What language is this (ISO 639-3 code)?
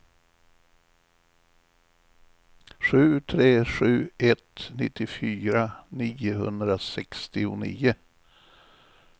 swe